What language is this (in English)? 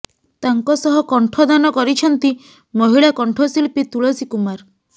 Odia